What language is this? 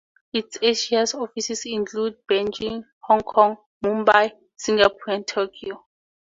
English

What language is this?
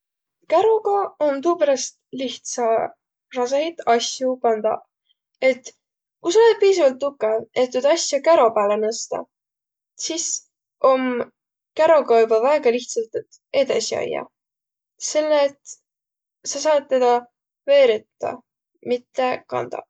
Võro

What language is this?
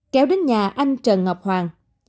Vietnamese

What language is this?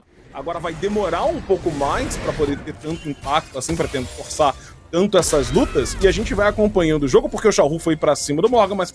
Portuguese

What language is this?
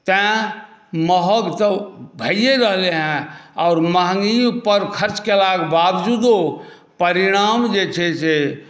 Maithili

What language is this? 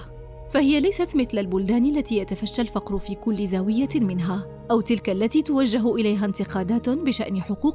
Arabic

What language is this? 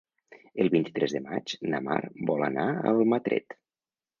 Catalan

